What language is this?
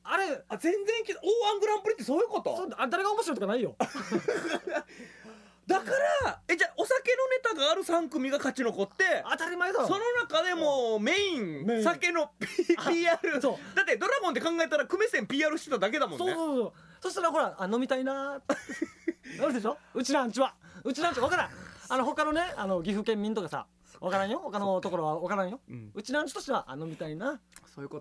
Japanese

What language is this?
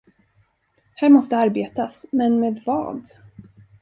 Swedish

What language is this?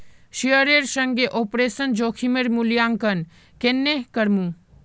Magahi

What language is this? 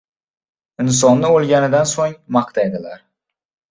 Uzbek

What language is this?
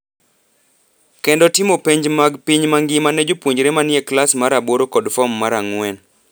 Luo (Kenya and Tanzania)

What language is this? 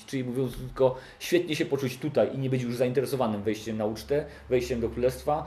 Polish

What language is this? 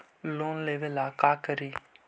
Magahi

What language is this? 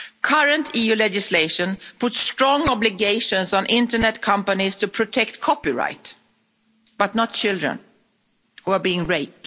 English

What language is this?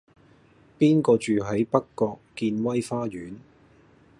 Cantonese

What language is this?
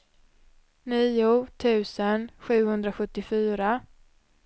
Swedish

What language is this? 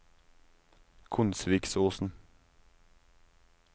Norwegian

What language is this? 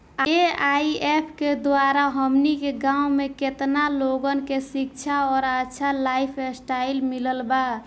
Bhojpuri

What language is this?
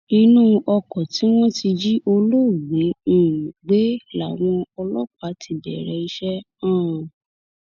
Yoruba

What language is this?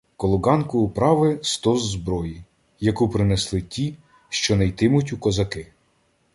Ukrainian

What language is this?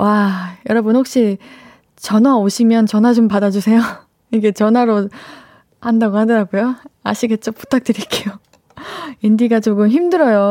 Korean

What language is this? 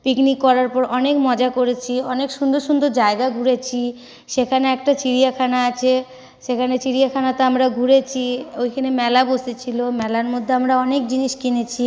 Bangla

